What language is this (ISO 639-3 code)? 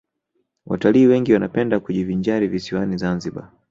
swa